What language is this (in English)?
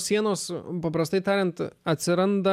Lithuanian